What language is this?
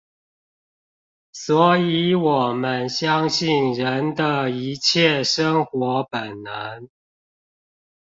Chinese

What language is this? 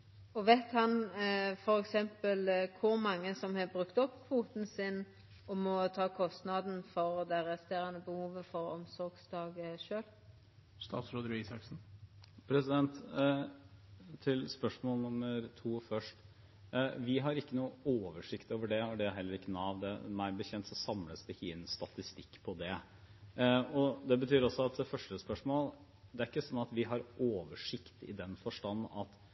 Norwegian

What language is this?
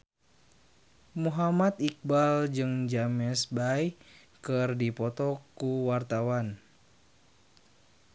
Sundanese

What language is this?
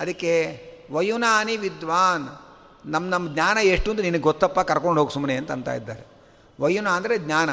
Kannada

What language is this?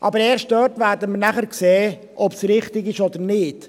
Swiss German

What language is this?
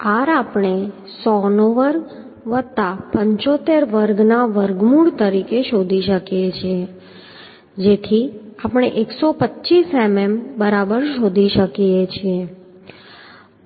Gujarati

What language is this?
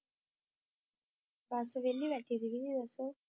Punjabi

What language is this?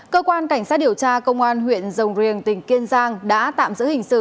Vietnamese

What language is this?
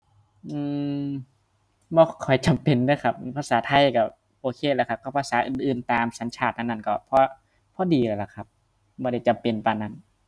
Thai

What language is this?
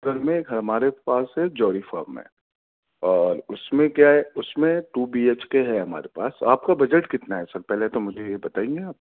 Urdu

